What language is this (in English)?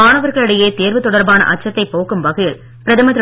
Tamil